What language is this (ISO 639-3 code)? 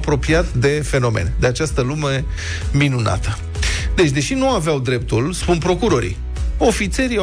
ron